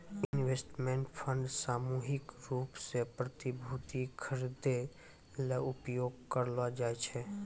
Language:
Maithili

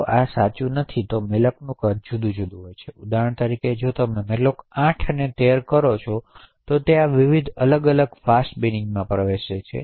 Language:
Gujarati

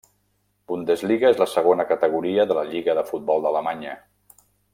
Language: Catalan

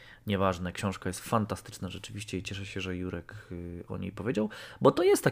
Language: Polish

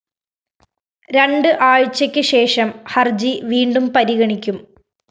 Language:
Malayalam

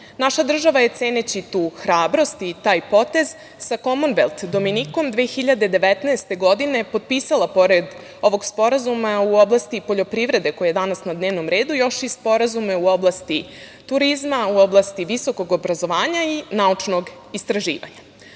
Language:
Serbian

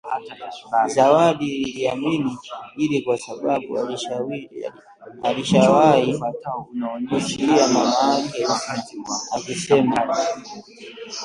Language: Swahili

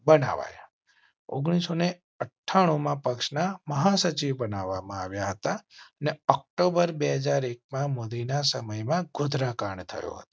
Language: Gujarati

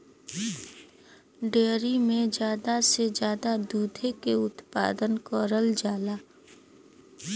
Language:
Bhojpuri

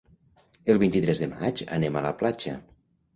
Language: Catalan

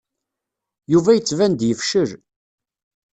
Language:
Kabyle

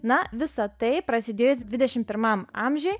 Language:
Lithuanian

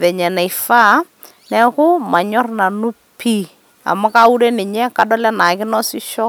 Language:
Masai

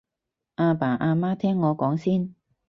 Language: Cantonese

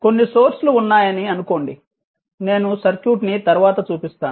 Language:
Telugu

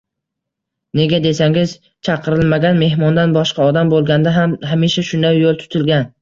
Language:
Uzbek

